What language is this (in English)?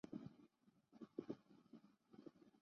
Chinese